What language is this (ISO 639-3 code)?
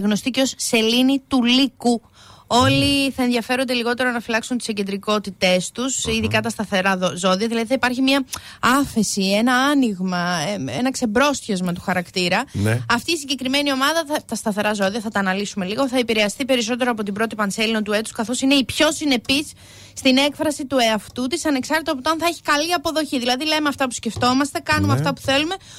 ell